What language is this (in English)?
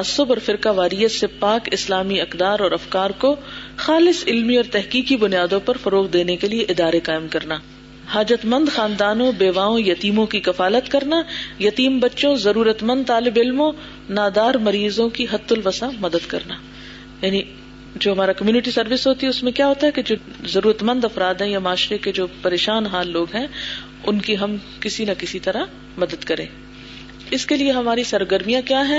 Urdu